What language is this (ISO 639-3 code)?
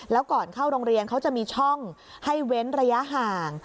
tha